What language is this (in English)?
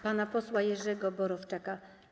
Polish